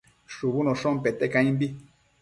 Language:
Matsés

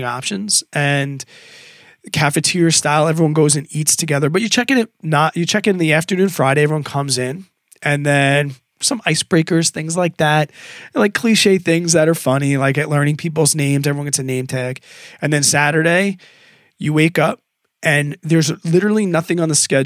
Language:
English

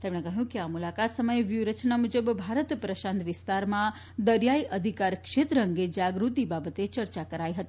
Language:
Gujarati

